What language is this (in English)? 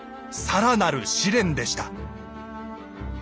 Japanese